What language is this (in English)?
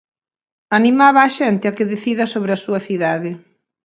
Galician